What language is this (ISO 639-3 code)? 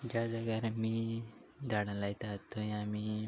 kok